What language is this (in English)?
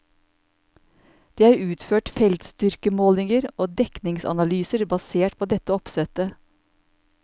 Norwegian